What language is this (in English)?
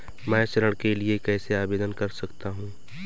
Hindi